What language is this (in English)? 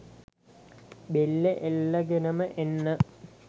Sinhala